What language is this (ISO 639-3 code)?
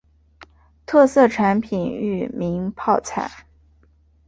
zho